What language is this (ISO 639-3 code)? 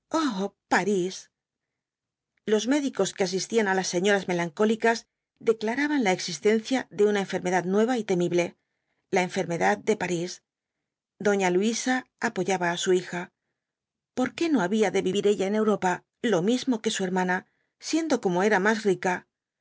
spa